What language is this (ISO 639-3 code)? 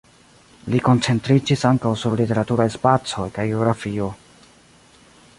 epo